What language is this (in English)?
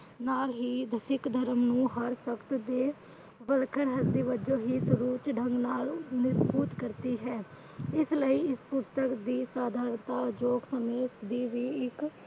Punjabi